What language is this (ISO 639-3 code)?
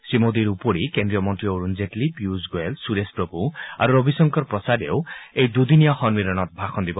asm